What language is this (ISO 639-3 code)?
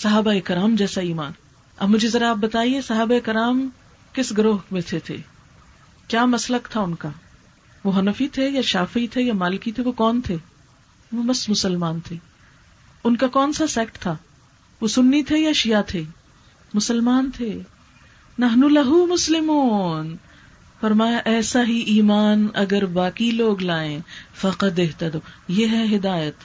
urd